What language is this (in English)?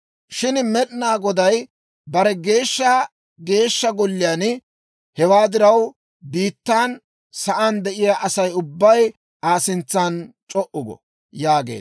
Dawro